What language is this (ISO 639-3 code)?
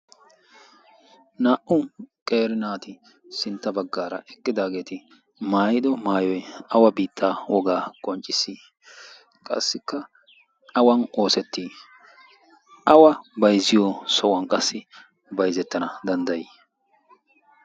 wal